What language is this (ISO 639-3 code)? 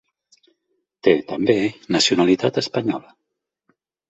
cat